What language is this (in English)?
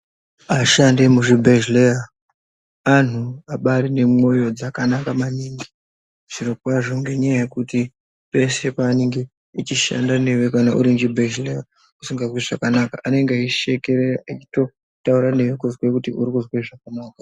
Ndau